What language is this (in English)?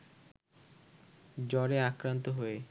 Bangla